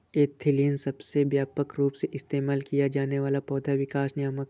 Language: Hindi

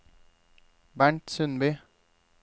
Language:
Norwegian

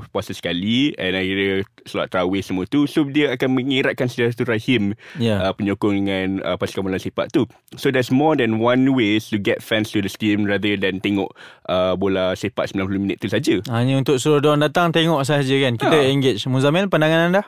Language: Malay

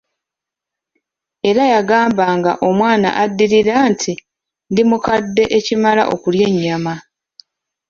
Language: Ganda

